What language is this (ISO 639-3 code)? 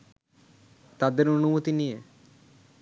ben